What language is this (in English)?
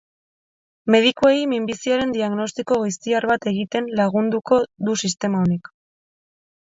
Basque